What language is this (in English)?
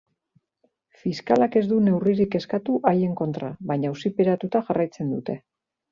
Basque